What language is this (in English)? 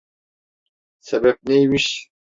Turkish